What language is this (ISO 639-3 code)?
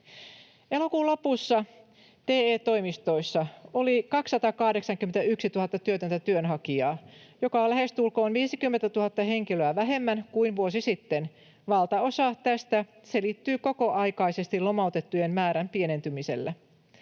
fin